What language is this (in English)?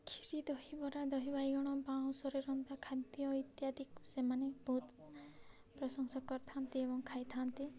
Odia